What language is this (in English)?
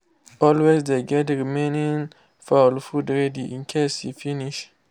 Nigerian Pidgin